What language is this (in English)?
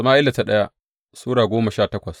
Hausa